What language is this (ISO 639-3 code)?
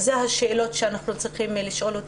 heb